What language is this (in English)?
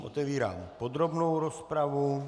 Czech